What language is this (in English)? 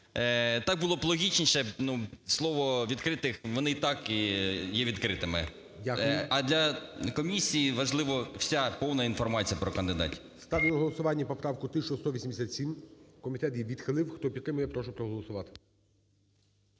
Ukrainian